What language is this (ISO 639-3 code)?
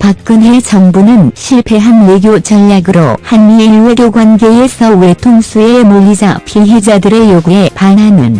kor